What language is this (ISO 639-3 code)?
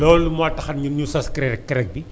wol